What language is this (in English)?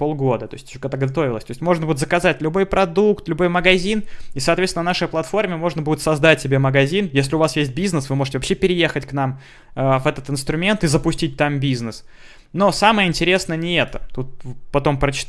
Russian